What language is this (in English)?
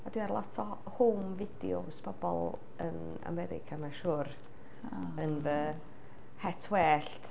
Welsh